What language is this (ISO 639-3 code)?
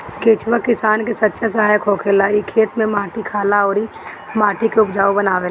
bho